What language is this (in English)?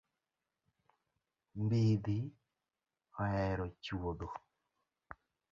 Luo (Kenya and Tanzania)